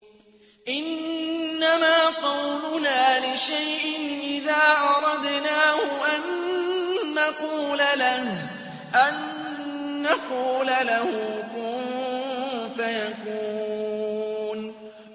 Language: Arabic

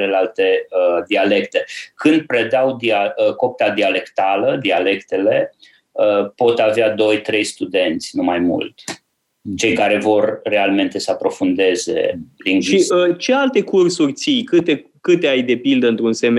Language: Romanian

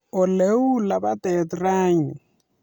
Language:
Kalenjin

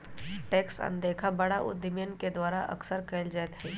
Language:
Magahi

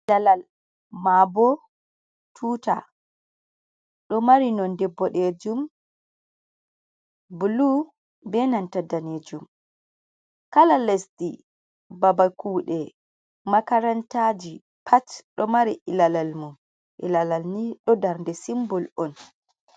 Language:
Fula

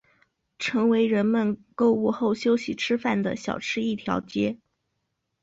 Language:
Chinese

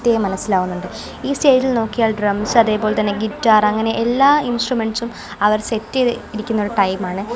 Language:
Malayalam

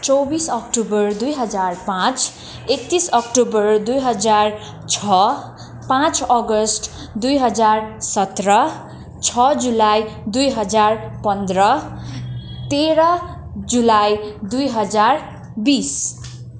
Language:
Nepali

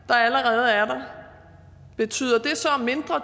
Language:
Danish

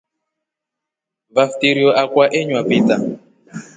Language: Rombo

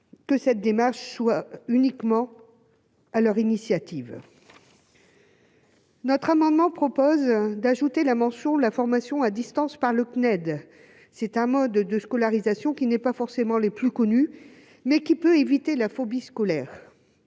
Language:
French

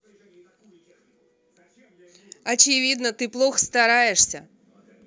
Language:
Russian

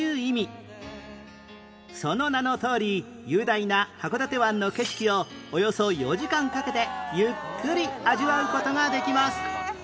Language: Japanese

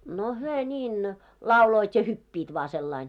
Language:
Finnish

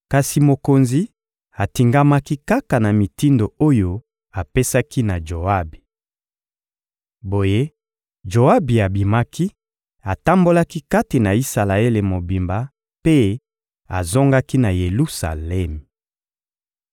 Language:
Lingala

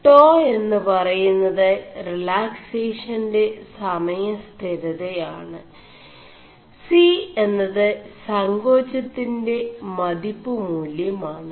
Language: Malayalam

